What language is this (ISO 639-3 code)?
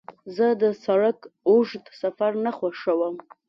pus